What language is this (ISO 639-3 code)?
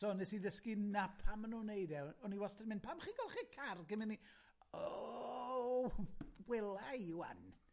cym